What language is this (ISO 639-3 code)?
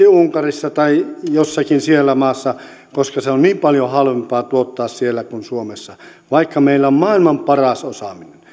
fin